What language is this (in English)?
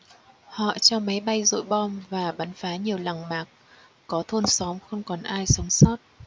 Vietnamese